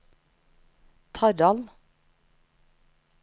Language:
Norwegian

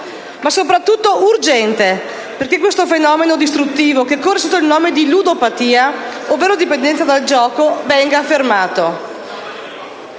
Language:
Italian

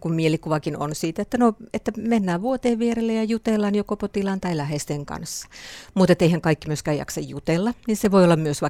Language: Finnish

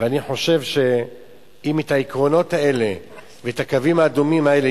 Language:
Hebrew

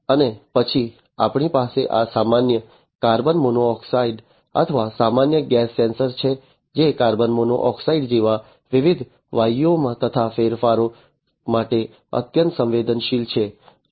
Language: Gujarati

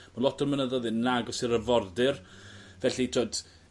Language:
Welsh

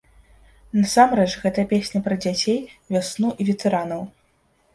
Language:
Belarusian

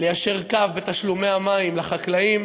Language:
Hebrew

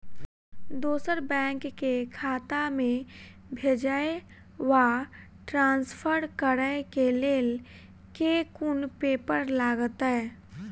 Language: Maithili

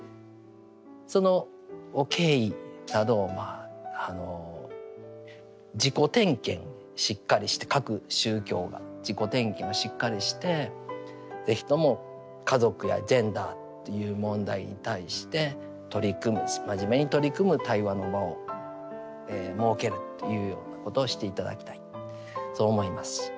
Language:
Japanese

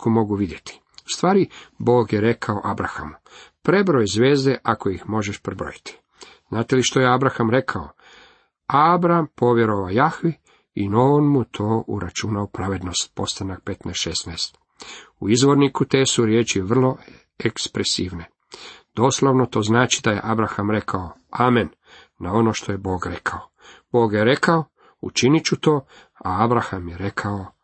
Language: Croatian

